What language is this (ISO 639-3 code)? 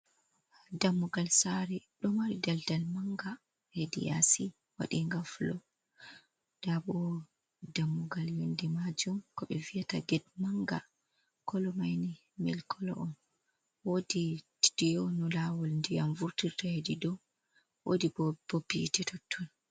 ful